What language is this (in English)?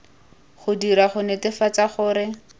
Tswana